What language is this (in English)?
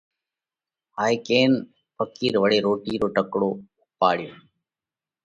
Parkari Koli